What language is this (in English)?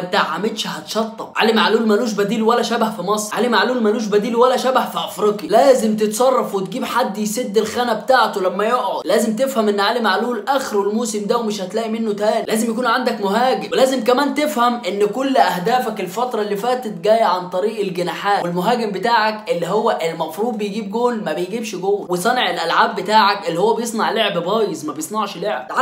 Arabic